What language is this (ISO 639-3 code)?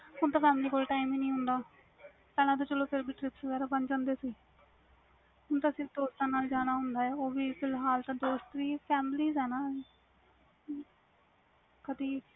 pan